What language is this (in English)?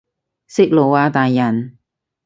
Cantonese